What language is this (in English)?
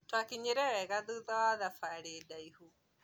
Kikuyu